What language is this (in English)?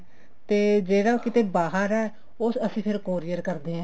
Punjabi